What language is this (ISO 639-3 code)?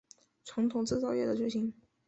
zho